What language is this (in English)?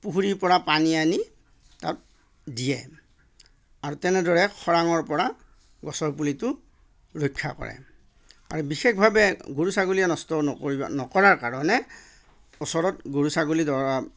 Assamese